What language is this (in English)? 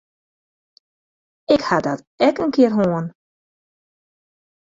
Western Frisian